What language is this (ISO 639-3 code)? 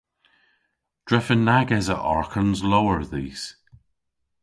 cor